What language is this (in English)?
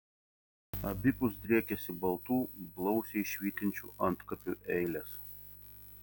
Lithuanian